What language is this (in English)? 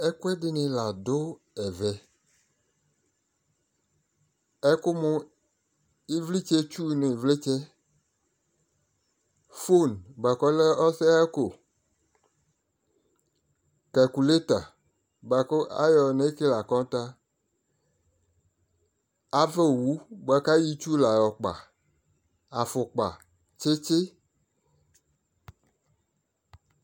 Ikposo